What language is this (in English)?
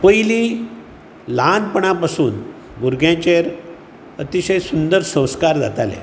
Konkani